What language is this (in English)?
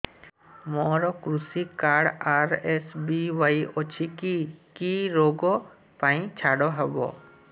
Odia